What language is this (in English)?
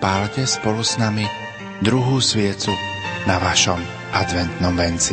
Slovak